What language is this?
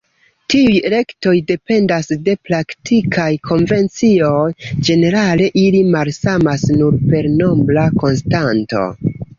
Esperanto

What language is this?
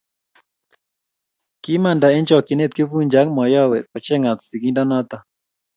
Kalenjin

